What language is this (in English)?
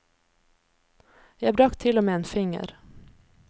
Norwegian